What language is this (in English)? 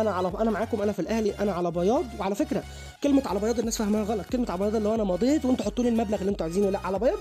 Arabic